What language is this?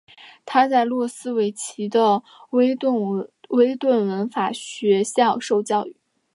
Chinese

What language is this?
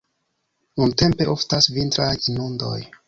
Esperanto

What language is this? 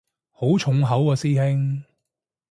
Cantonese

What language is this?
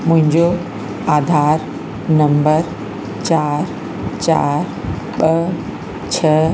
Sindhi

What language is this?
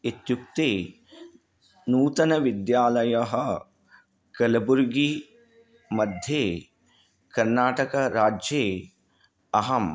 Sanskrit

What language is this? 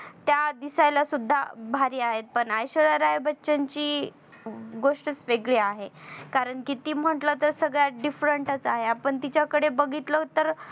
Marathi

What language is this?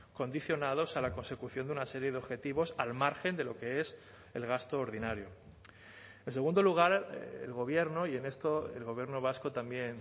Spanish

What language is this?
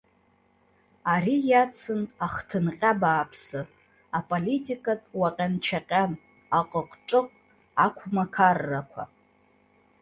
Abkhazian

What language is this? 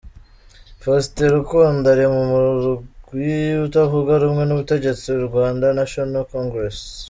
Kinyarwanda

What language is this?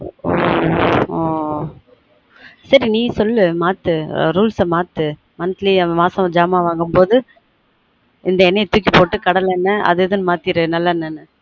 Tamil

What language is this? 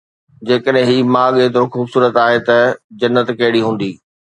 Sindhi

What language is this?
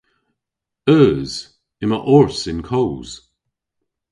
Cornish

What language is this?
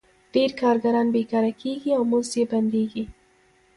Pashto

